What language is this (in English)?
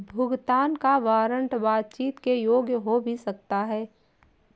Hindi